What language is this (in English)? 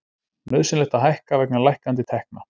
Icelandic